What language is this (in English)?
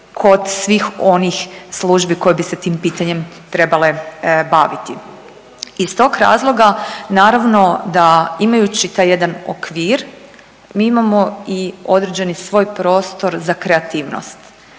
Croatian